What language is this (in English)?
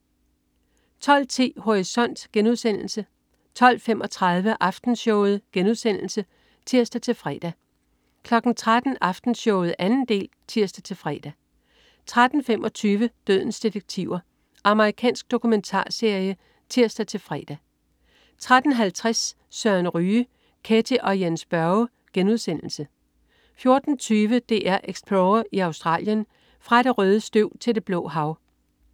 Danish